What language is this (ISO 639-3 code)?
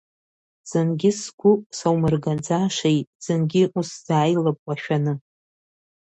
abk